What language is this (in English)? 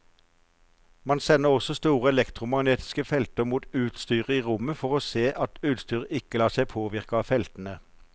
Norwegian